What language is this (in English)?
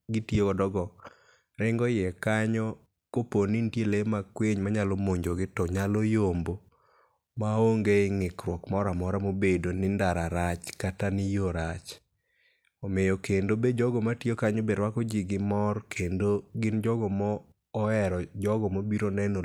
Luo (Kenya and Tanzania)